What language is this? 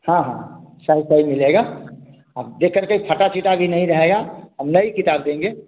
Hindi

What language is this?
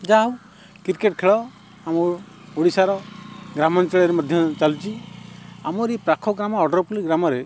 Odia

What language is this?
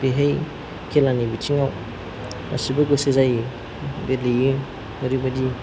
Bodo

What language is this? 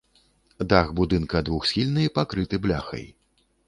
Belarusian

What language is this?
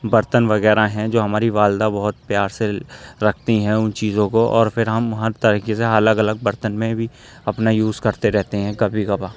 Urdu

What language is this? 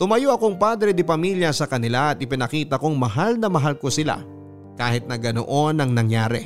Filipino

